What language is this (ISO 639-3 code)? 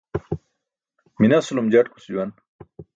bsk